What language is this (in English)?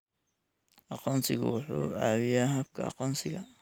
Somali